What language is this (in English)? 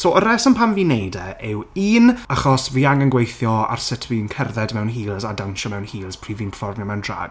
Welsh